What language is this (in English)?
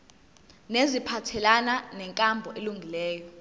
Zulu